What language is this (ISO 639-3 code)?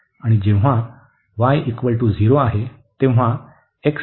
mar